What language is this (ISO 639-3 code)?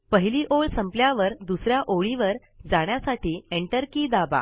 mar